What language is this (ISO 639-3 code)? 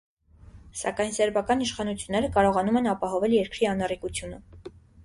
hye